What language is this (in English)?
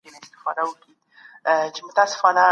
Pashto